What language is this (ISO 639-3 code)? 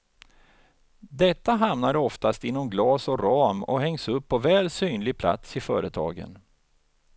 swe